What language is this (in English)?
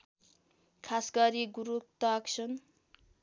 Nepali